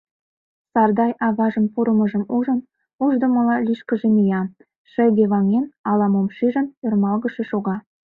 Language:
Mari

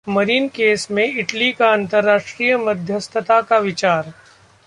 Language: Hindi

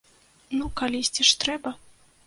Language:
Belarusian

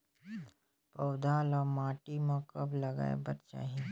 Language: Chhattisgarhi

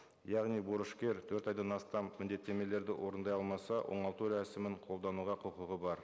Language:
Kazakh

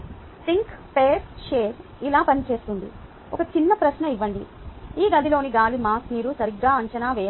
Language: Telugu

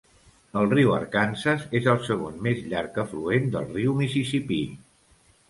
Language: Catalan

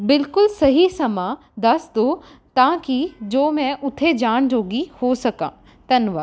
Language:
Punjabi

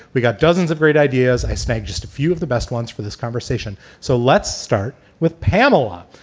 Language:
English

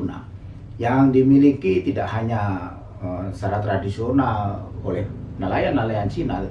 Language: Indonesian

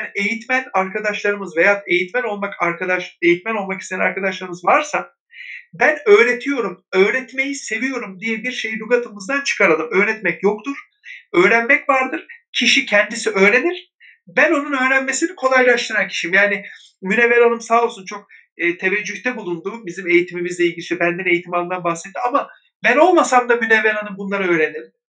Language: Turkish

